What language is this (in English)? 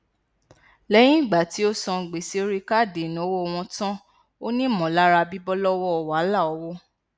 Yoruba